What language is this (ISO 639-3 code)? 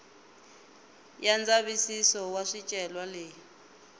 tso